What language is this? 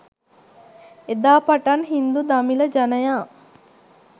Sinhala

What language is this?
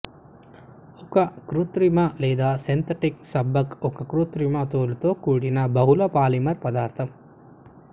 Telugu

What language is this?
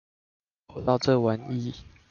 Chinese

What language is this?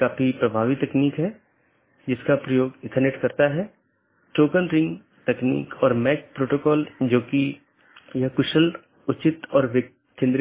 Hindi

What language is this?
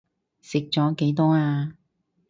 Cantonese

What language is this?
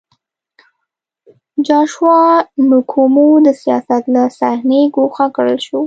Pashto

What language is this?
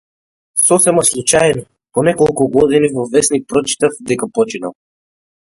Macedonian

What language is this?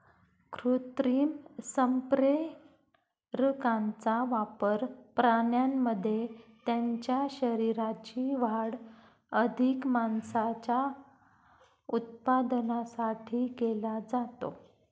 Marathi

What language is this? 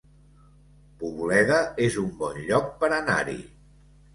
Catalan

